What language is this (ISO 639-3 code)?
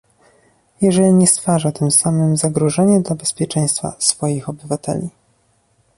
pol